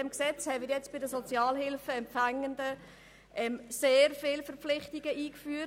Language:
Swiss German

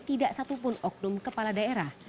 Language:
Indonesian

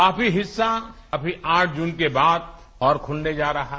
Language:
Hindi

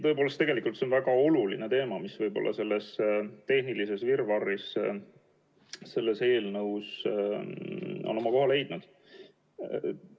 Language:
Estonian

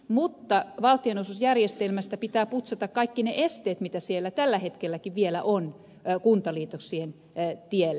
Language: Finnish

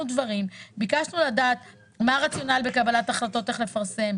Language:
Hebrew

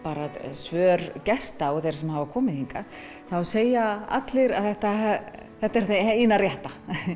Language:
Icelandic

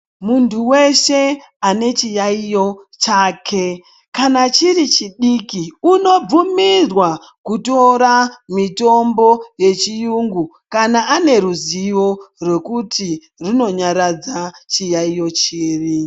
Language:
Ndau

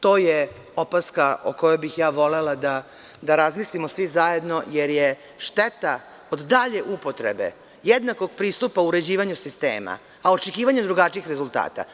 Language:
Serbian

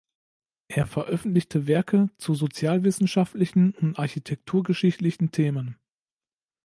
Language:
German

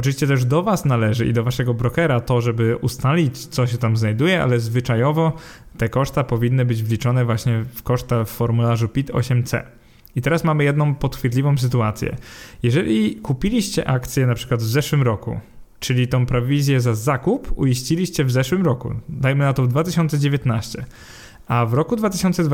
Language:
Polish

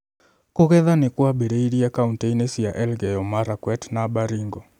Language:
Kikuyu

